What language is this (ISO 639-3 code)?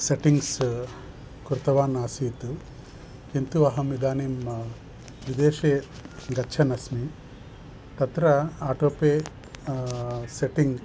san